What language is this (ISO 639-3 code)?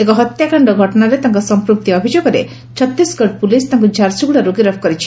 ori